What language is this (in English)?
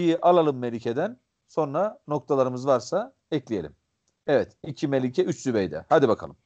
Turkish